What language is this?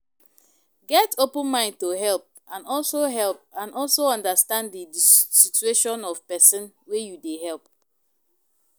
Nigerian Pidgin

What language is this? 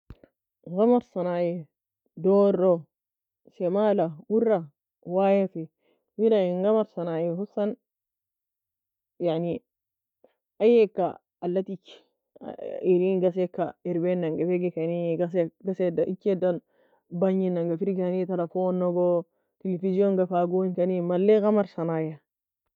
Nobiin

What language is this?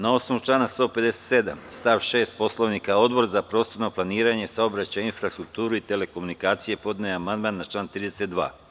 Serbian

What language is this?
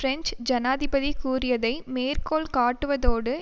Tamil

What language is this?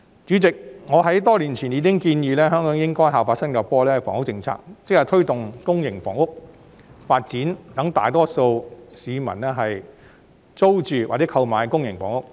Cantonese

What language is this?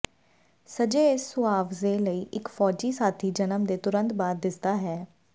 Punjabi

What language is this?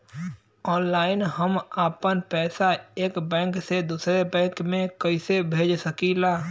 Bhojpuri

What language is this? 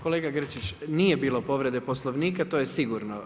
Croatian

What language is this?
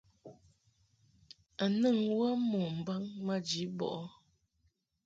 Mungaka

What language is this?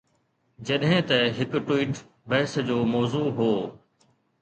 Sindhi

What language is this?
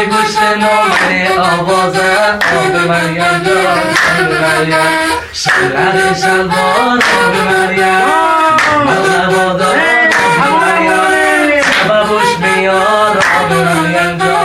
Persian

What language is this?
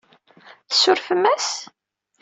Kabyle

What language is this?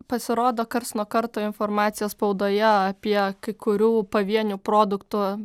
Lithuanian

